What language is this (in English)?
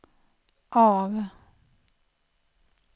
Swedish